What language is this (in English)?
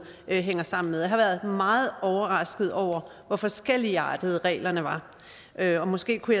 Danish